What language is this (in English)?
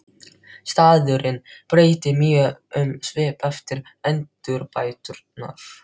Icelandic